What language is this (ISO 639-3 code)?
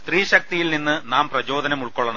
mal